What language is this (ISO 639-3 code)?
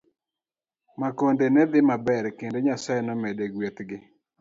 luo